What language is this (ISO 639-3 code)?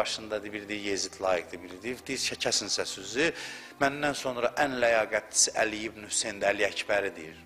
tur